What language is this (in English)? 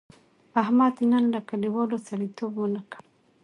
Pashto